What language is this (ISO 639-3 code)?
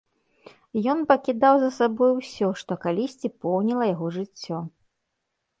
bel